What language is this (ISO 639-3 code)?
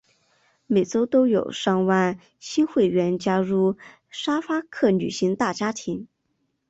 zho